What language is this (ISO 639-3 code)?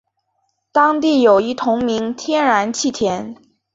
zho